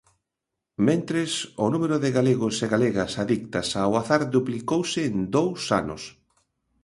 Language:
Galician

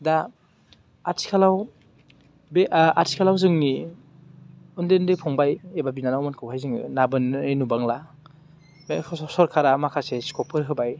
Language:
Bodo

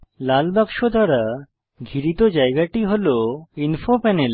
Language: Bangla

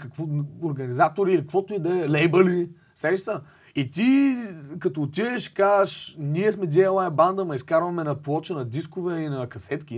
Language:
Bulgarian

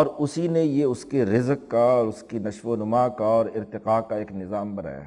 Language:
Urdu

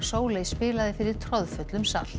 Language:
Icelandic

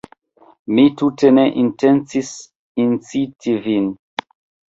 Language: Esperanto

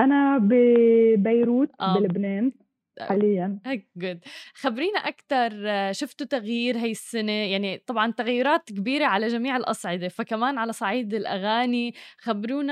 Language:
Arabic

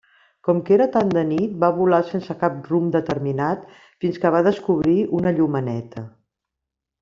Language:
Catalan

